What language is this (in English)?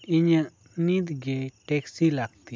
Santali